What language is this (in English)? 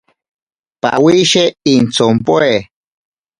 Ashéninka Perené